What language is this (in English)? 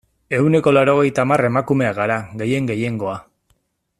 Basque